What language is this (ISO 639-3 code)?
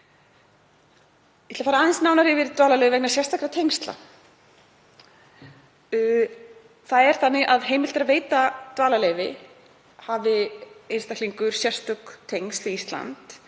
isl